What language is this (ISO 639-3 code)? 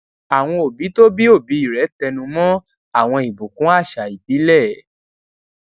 yor